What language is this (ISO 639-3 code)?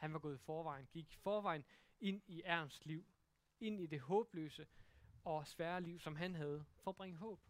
dan